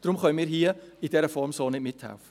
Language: Swiss German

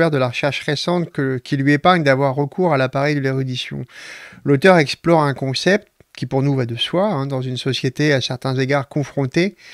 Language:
French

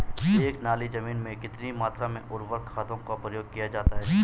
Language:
Hindi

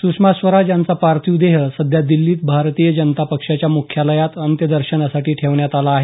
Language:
Marathi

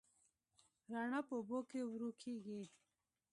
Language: Pashto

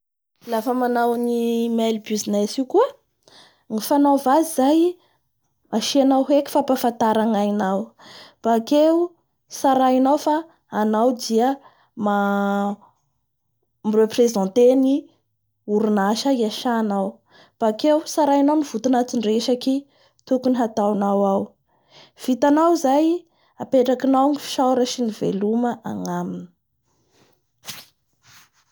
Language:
Bara Malagasy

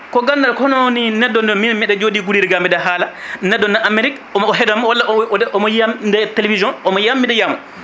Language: Fula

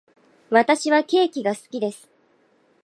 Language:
Japanese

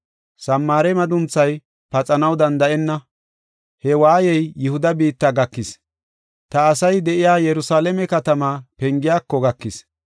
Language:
Gofa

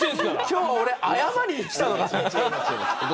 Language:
Japanese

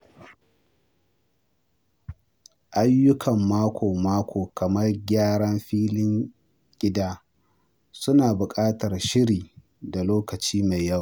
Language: Hausa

